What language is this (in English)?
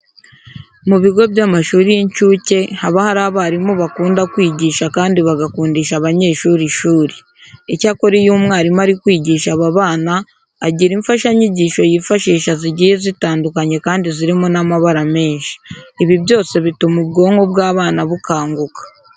Kinyarwanda